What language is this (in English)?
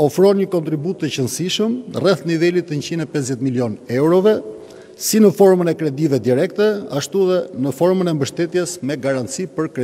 Romanian